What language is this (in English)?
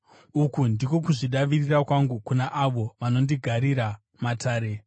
Shona